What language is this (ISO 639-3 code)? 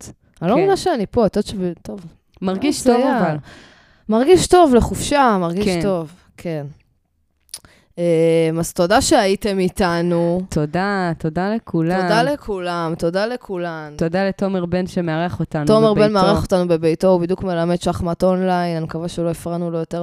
heb